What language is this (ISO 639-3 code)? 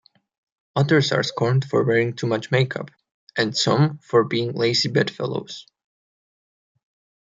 eng